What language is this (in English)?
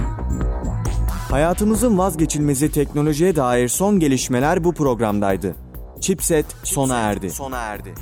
Turkish